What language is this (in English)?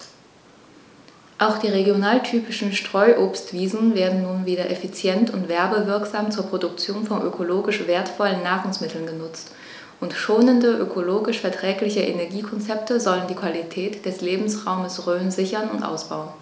German